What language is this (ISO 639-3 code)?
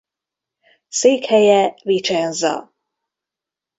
hun